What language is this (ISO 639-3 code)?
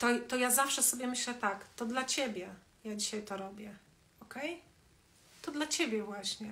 pol